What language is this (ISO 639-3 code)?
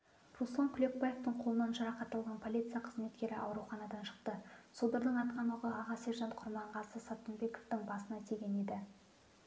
kaz